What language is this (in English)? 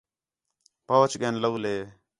Khetrani